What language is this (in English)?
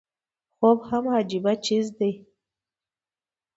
Pashto